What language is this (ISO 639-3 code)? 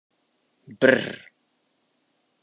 hun